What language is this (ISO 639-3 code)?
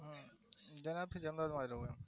guj